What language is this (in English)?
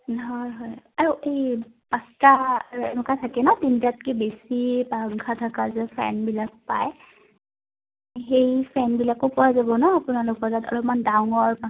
Assamese